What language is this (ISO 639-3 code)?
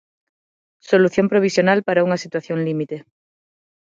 glg